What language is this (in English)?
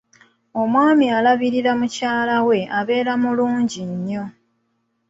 Ganda